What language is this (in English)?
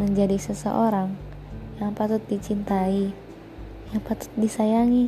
Indonesian